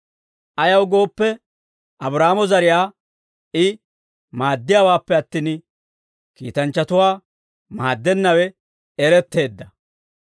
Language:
Dawro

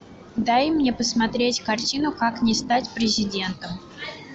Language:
Russian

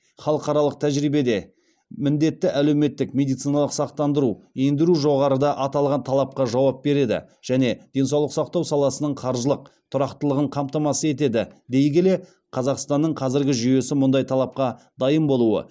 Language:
Kazakh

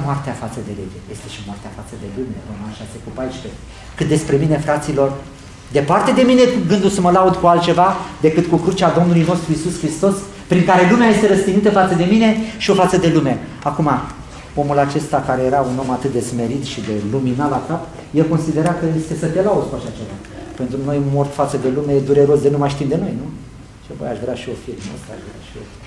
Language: Romanian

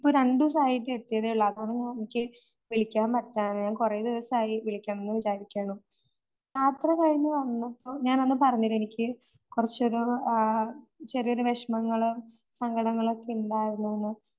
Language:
Malayalam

